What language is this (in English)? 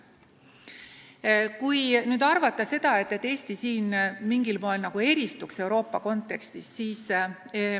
Estonian